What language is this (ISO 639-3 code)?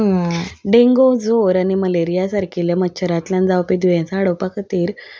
kok